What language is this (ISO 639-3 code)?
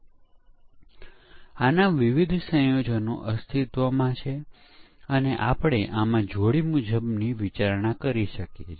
guj